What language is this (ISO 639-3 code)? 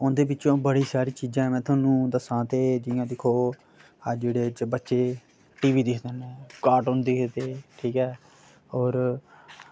doi